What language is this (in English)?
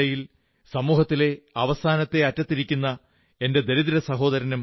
Malayalam